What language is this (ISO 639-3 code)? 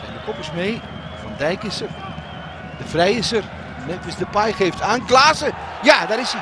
nld